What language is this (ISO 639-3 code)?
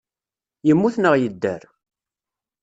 kab